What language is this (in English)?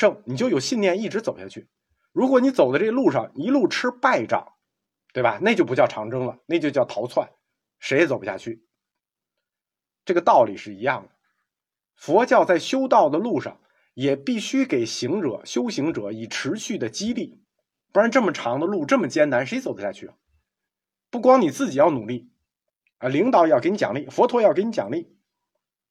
Chinese